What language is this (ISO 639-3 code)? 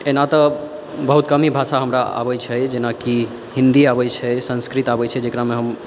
mai